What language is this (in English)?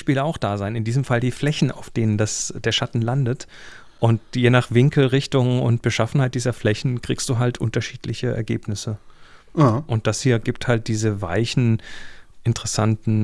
German